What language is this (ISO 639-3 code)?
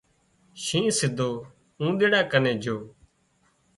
kxp